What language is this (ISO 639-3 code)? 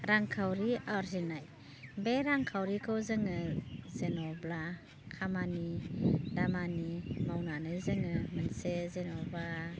brx